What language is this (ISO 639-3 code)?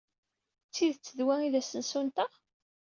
kab